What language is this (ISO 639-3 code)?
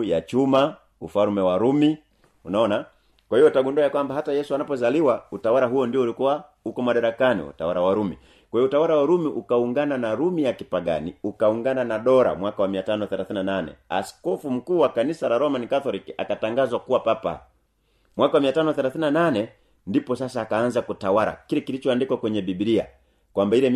swa